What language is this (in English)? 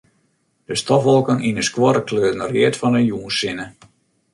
Western Frisian